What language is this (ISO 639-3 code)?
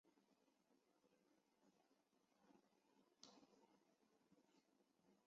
zho